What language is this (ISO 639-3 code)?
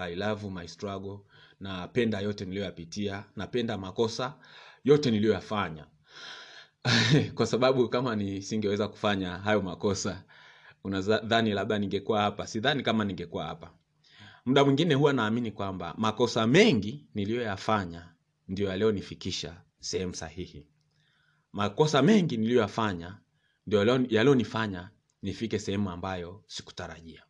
swa